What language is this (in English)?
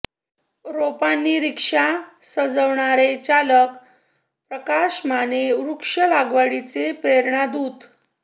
Marathi